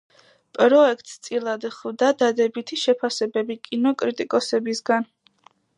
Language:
Georgian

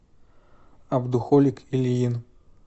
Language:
Russian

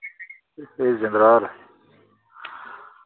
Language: Dogri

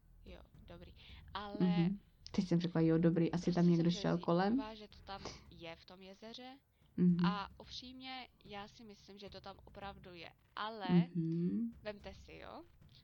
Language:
Czech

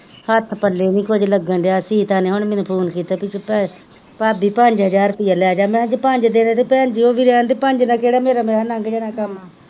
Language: Punjabi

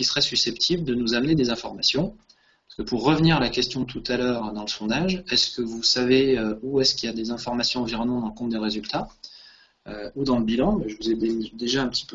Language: French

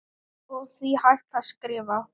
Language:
Icelandic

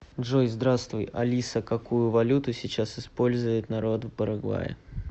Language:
Russian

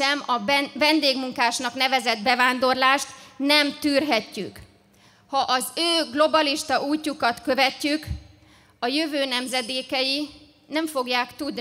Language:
Hungarian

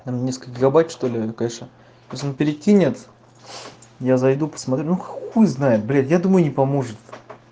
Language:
Russian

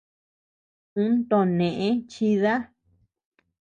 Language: Tepeuxila Cuicatec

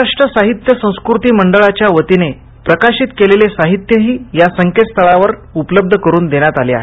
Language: Marathi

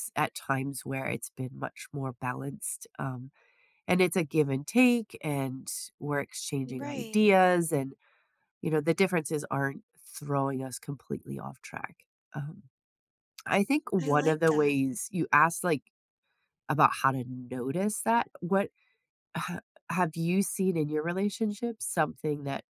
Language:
English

